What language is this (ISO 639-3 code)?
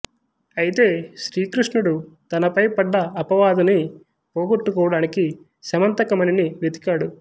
tel